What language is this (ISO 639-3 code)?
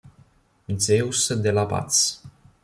ita